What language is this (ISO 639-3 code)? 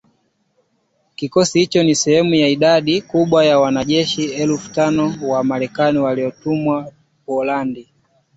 swa